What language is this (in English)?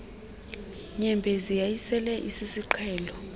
Xhosa